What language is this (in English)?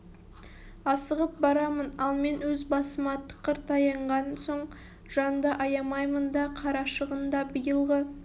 Kazakh